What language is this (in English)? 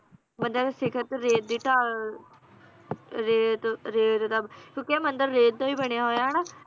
Punjabi